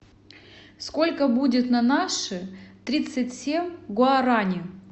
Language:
Russian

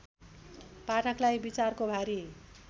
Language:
Nepali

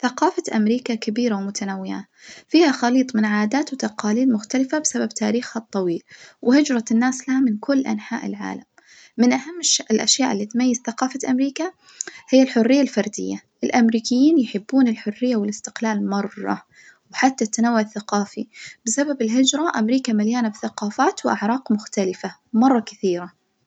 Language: Najdi Arabic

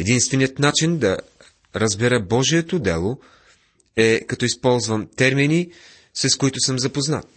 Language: Bulgarian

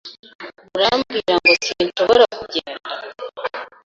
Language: Kinyarwanda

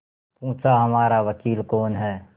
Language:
Hindi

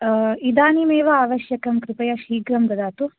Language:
Sanskrit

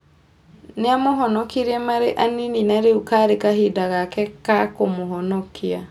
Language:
Kikuyu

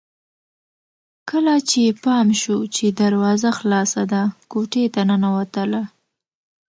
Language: Pashto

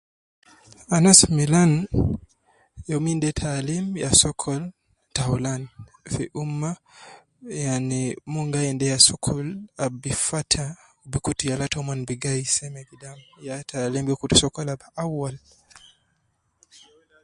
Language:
Nubi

